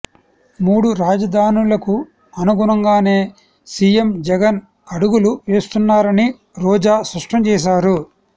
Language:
Telugu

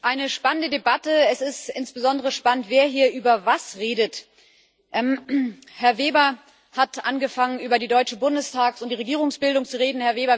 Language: German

